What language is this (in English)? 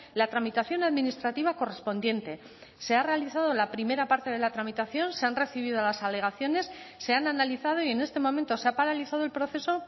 Spanish